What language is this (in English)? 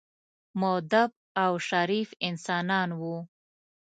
Pashto